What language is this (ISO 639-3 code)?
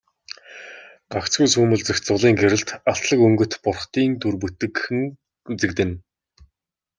mon